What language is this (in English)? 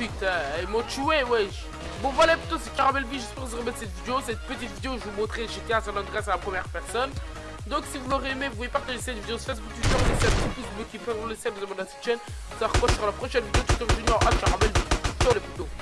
French